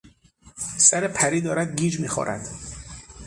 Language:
Persian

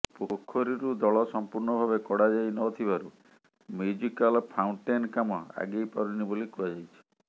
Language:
Odia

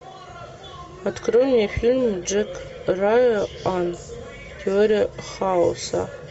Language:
Russian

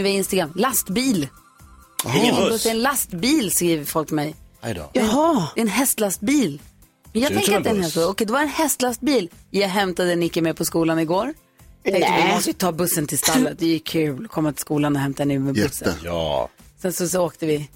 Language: Swedish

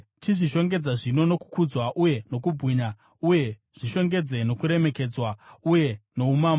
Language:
Shona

